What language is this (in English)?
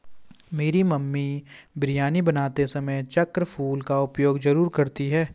Hindi